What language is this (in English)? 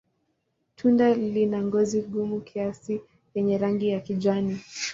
Swahili